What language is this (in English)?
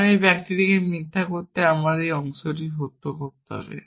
Bangla